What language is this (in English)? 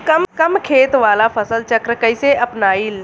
Bhojpuri